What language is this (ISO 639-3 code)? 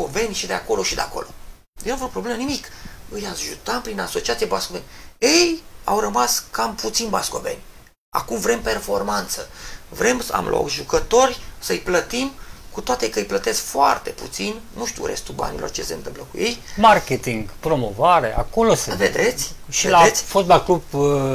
ron